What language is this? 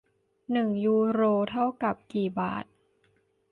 Thai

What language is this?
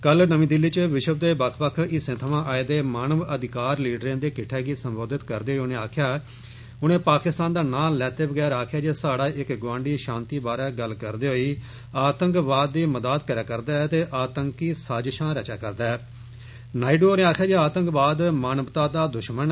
Dogri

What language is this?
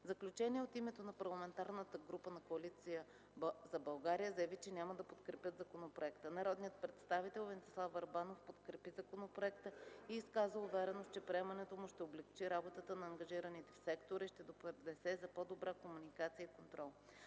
Bulgarian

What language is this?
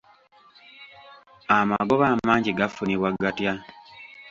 Ganda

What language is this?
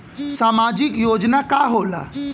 Bhojpuri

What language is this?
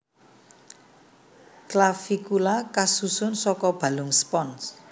Javanese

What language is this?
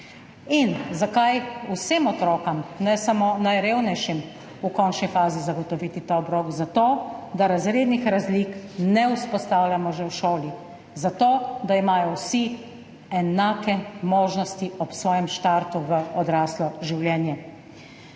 Slovenian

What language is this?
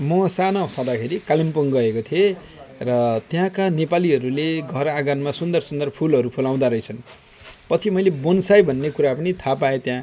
Nepali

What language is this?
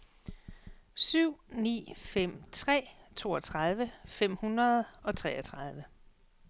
Danish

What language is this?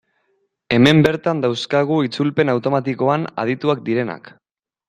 Basque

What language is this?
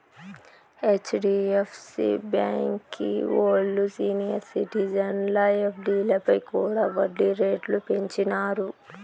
Telugu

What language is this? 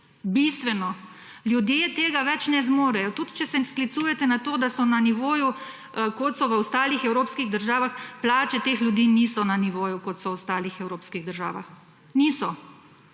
Slovenian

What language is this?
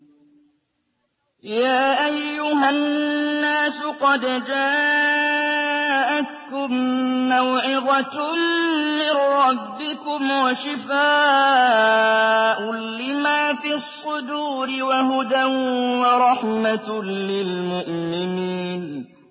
Arabic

